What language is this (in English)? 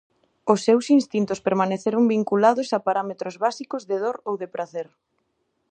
Galician